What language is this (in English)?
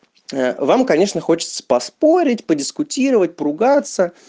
Russian